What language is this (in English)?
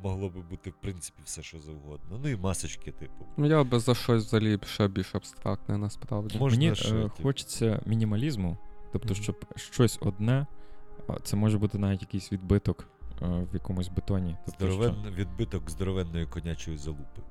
Ukrainian